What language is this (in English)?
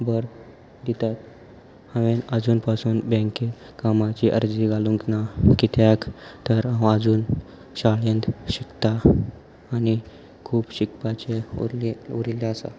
Konkani